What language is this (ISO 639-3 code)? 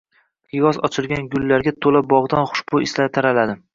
uzb